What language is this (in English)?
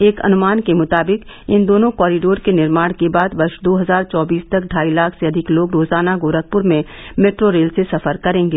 Hindi